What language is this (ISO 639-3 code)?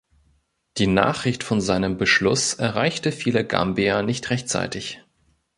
deu